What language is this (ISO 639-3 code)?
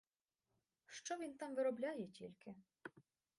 ukr